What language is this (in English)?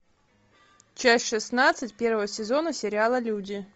Russian